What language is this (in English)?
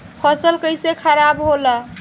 Bhojpuri